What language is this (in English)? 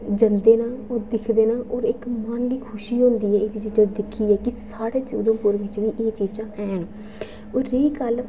Dogri